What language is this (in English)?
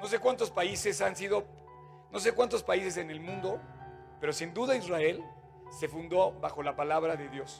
Spanish